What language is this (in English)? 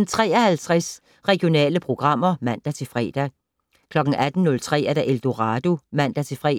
Danish